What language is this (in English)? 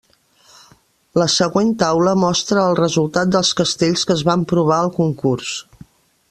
Catalan